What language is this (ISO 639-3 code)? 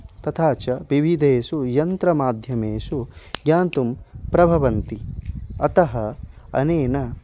san